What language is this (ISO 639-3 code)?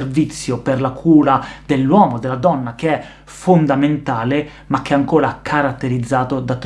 ita